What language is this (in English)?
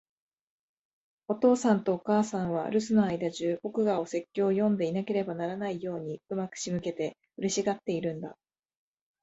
Japanese